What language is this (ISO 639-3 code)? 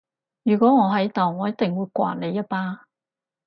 yue